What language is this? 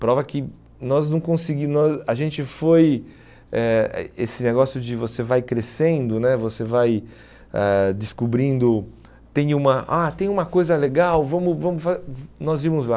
Portuguese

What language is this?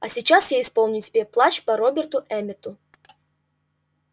Russian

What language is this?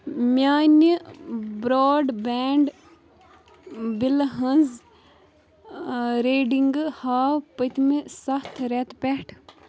Kashmiri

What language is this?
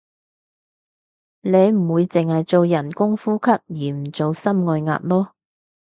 Cantonese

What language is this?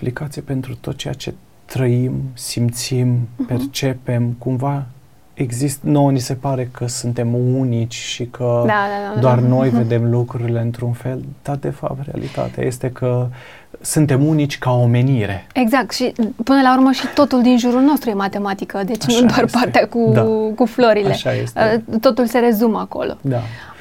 Romanian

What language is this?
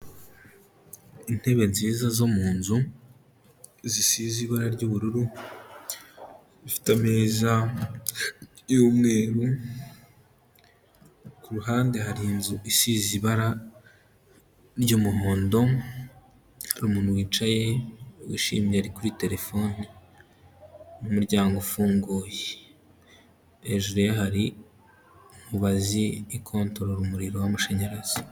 Kinyarwanda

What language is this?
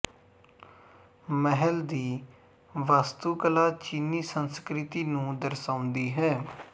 Punjabi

